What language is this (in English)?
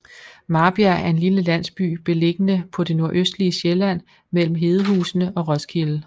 Danish